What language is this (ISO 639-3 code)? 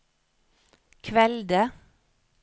nor